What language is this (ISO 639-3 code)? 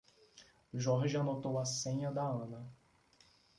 por